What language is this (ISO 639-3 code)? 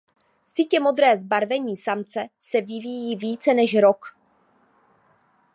ces